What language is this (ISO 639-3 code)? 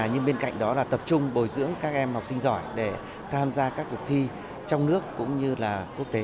vie